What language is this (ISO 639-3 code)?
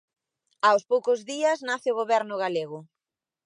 glg